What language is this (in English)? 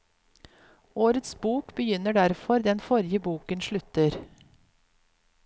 Norwegian